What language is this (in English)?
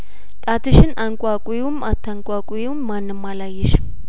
Amharic